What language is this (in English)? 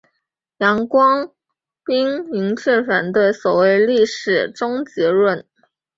Chinese